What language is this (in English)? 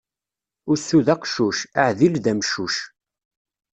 Kabyle